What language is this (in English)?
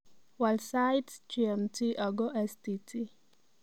Kalenjin